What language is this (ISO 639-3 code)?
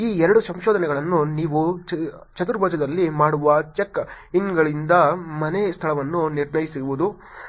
kan